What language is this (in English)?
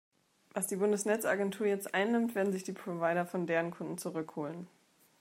German